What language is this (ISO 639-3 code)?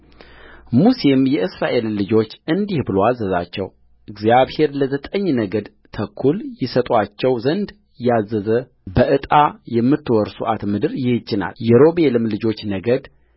amh